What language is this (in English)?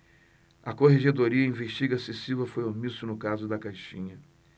Portuguese